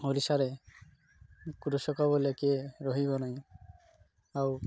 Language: Odia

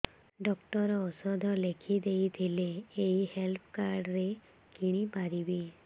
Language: Odia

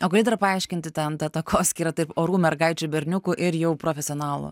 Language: Lithuanian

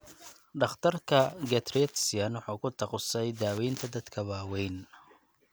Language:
Somali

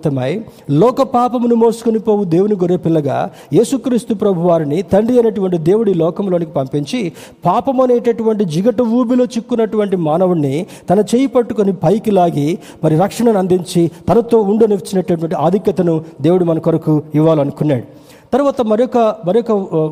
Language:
Telugu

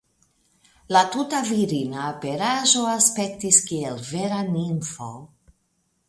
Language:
Esperanto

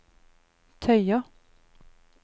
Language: Norwegian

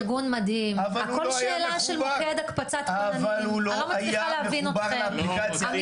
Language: Hebrew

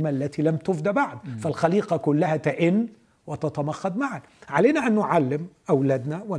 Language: Arabic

